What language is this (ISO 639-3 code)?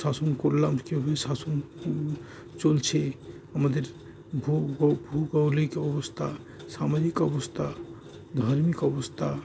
ben